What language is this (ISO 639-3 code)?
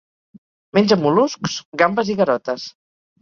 cat